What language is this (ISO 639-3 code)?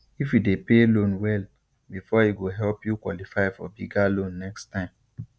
pcm